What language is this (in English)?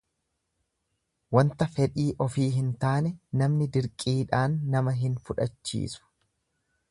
Oromo